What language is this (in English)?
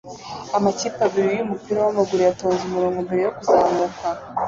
Kinyarwanda